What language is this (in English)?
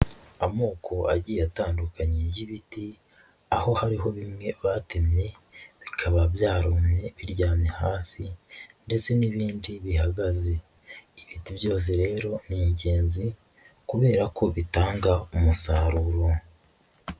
Kinyarwanda